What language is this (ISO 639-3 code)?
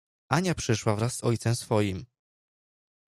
pol